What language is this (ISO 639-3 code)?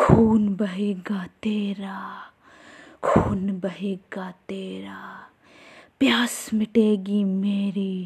hin